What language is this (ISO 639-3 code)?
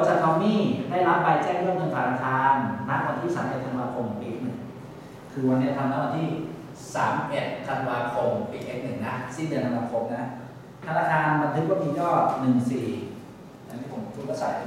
tha